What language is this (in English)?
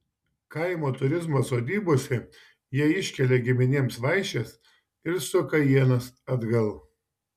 Lithuanian